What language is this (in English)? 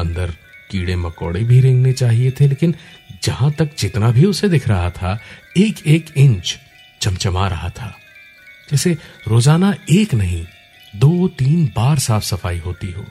Hindi